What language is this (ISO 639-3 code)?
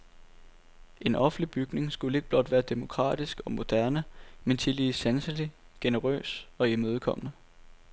dan